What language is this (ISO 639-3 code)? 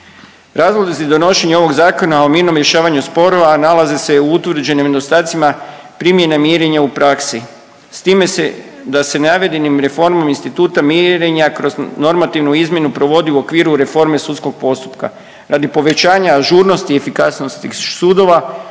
hrv